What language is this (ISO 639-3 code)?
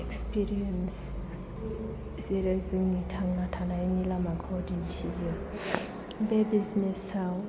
brx